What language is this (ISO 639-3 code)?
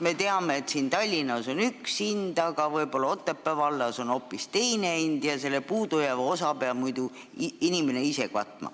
est